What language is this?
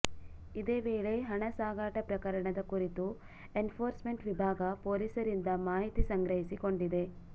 Kannada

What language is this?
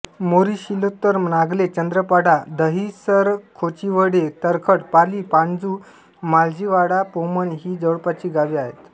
Marathi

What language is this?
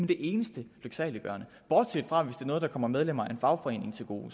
Danish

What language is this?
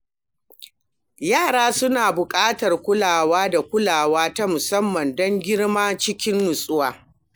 Hausa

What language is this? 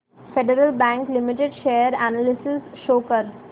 Marathi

